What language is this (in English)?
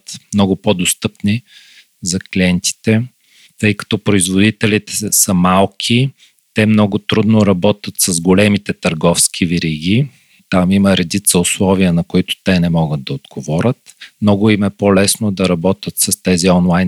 Bulgarian